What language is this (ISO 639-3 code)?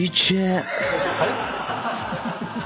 jpn